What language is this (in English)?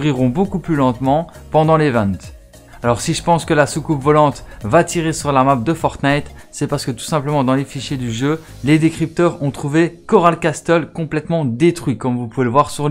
French